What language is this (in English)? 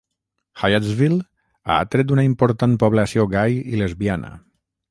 Catalan